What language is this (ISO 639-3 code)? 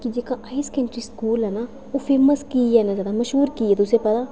doi